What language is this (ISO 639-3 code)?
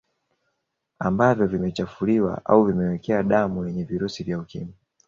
swa